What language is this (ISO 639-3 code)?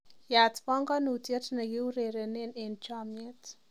kln